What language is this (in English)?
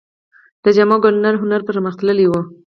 Pashto